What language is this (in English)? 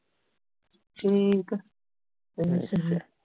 Punjabi